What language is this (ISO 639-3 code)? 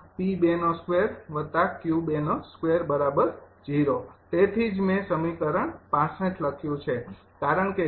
guj